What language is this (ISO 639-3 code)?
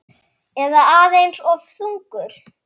isl